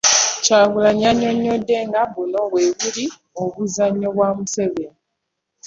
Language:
Ganda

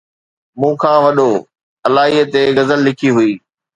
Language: Sindhi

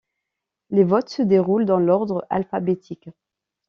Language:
French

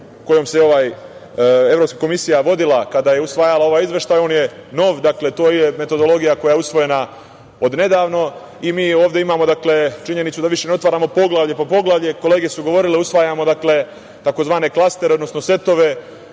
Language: Serbian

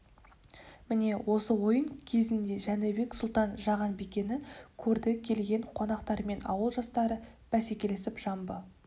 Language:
Kazakh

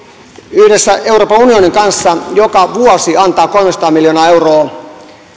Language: Finnish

